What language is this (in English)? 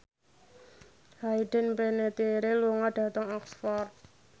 Javanese